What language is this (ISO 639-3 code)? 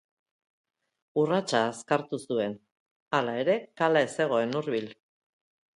eus